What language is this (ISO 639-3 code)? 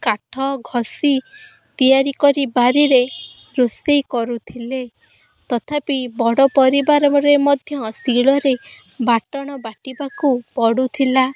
ori